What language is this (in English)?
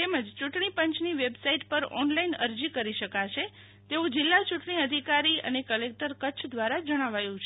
Gujarati